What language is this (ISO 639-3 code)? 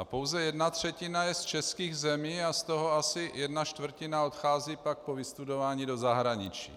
ces